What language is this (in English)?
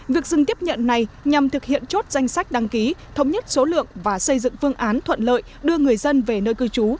Vietnamese